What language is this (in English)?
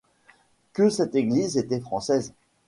French